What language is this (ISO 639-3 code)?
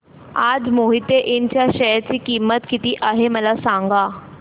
mar